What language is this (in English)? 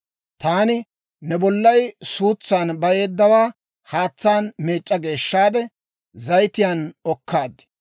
Dawro